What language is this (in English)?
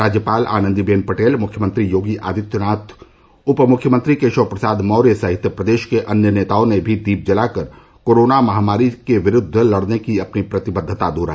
Hindi